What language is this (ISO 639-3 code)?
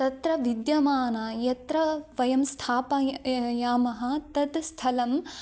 san